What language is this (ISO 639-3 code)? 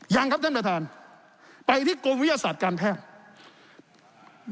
tha